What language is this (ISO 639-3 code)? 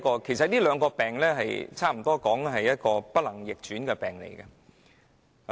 yue